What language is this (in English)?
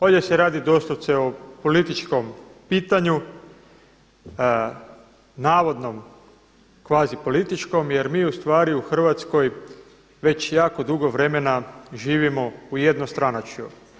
Croatian